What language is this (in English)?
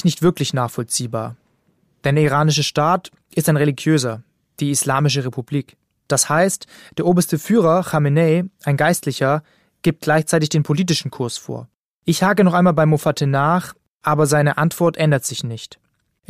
German